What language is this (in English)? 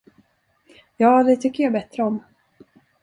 Swedish